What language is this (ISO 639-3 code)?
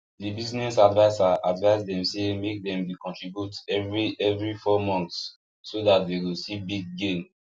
pcm